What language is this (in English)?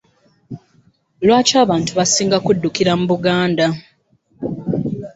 Ganda